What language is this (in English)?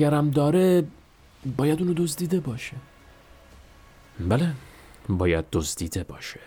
Persian